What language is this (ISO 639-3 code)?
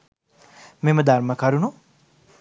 sin